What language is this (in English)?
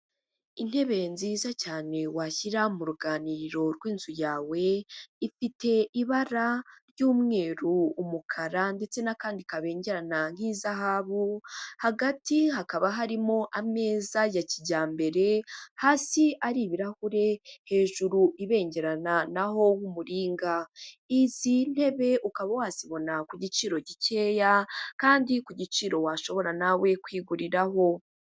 Kinyarwanda